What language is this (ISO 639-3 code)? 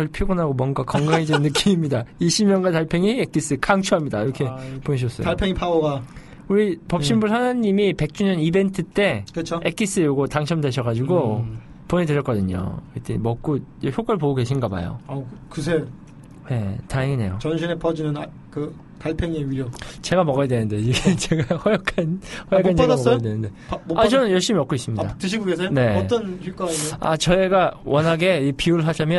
kor